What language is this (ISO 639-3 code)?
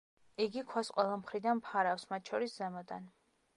kat